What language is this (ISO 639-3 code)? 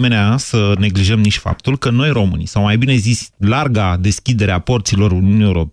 ron